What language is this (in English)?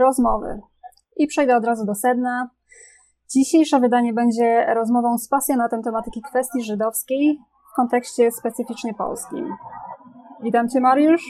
Polish